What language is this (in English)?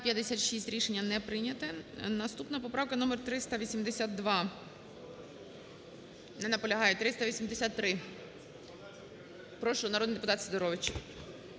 Ukrainian